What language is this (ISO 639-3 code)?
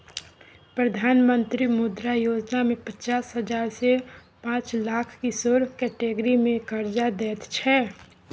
mai